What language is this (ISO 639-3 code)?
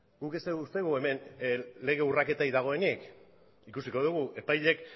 eus